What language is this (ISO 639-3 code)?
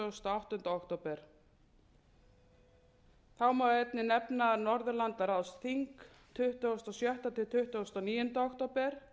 isl